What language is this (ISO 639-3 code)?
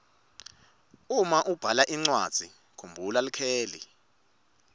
ssw